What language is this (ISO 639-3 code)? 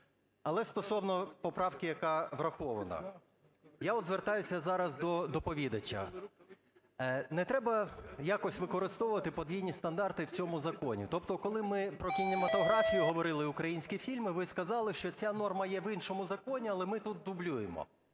ukr